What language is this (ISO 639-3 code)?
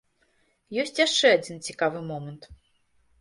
bel